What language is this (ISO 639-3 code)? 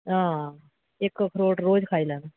doi